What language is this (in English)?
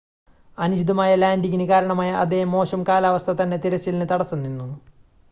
Malayalam